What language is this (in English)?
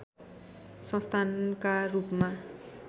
Nepali